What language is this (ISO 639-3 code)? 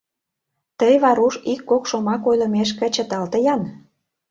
chm